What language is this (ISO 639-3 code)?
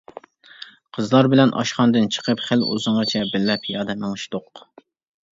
uig